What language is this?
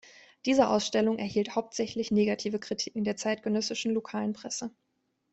German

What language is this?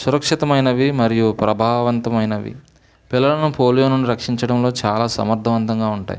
Telugu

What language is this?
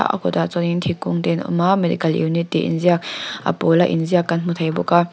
Mizo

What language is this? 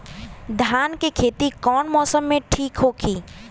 Bhojpuri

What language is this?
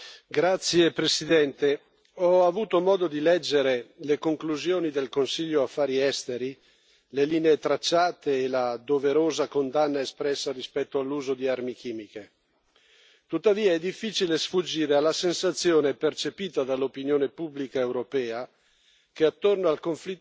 Italian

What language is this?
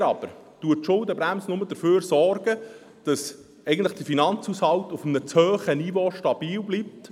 Swiss German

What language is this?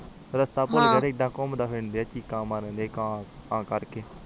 Punjabi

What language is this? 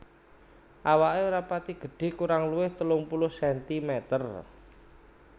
Javanese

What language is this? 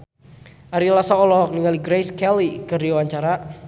Sundanese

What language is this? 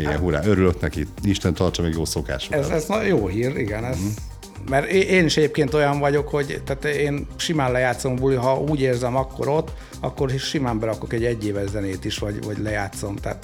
Hungarian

